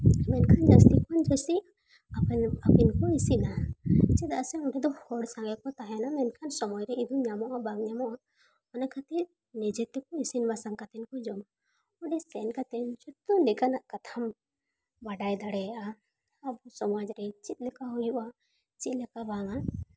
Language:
Santali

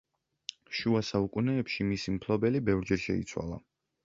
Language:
Georgian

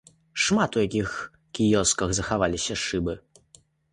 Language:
Belarusian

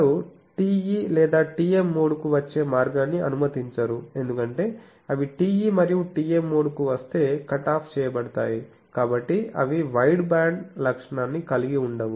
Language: Telugu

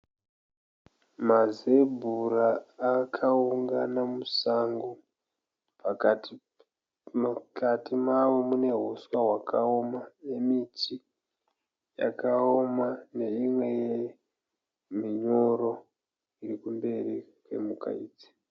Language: Shona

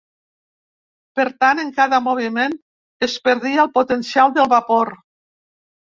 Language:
Catalan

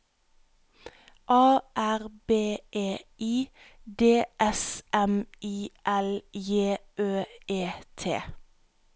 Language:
Norwegian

